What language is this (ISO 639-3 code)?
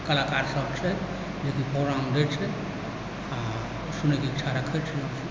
mai